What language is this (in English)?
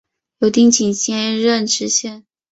Chinese